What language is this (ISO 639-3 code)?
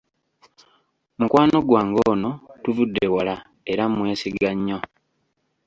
lug